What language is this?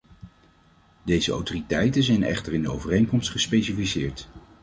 Dutch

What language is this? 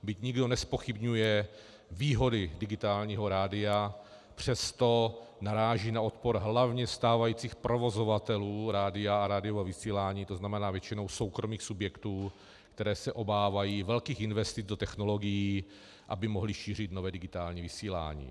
Czech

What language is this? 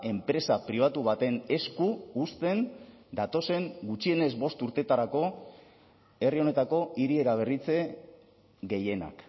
Basque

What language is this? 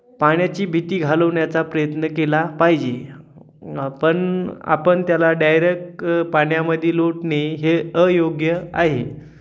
Marathi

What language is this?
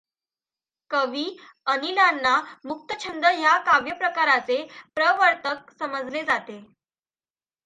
Marathi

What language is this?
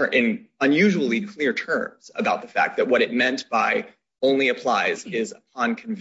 English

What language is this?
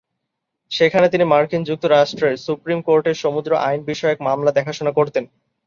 Bangla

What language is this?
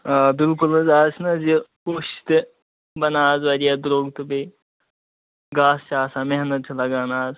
Kashmiri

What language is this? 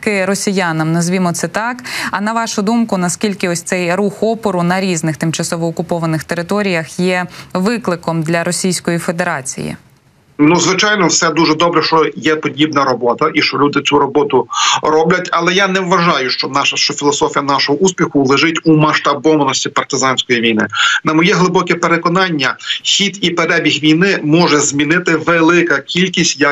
Ukrainian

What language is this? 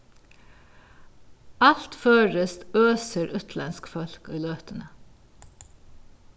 Faroese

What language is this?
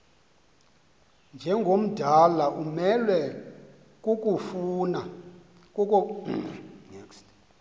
Xhosa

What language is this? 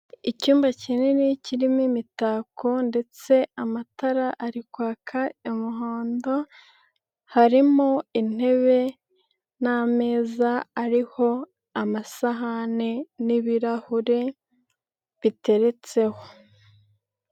Kinyarwanda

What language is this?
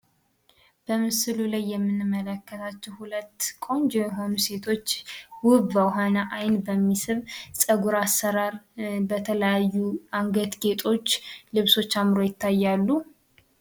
Amharic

